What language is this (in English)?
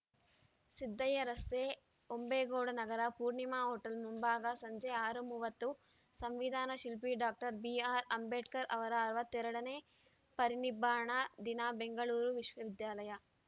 Kannada